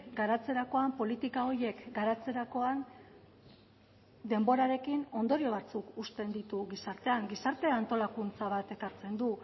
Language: Basque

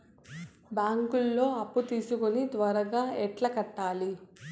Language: Telugu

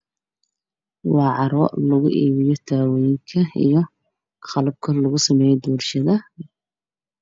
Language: Somali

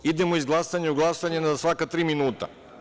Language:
Serbian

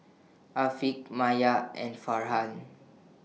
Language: English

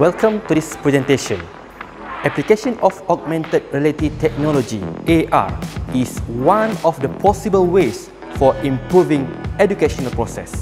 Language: German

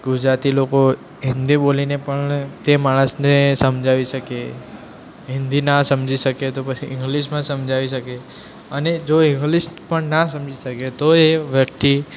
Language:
Gujarati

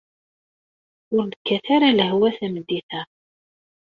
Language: Kabyle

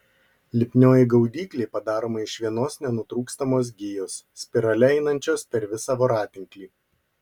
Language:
Lithuanian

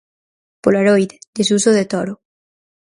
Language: Galician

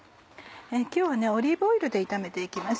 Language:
Japanese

